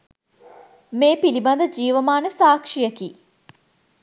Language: Sinhala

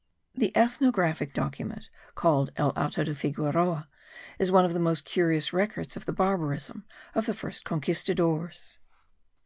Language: English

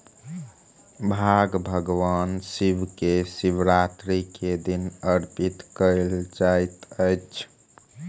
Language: Maithili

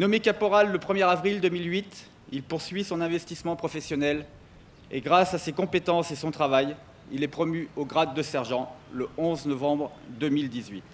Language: French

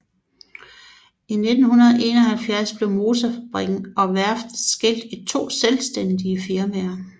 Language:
Danish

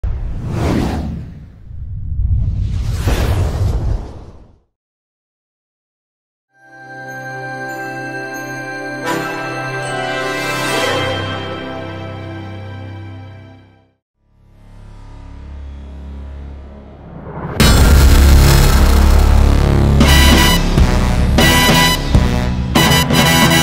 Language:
Arabic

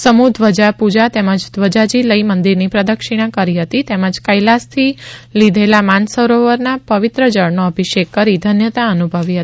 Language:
Gujarati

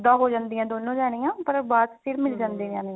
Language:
Punjabi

